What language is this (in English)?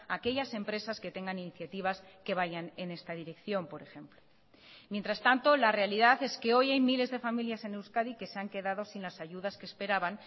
Spanish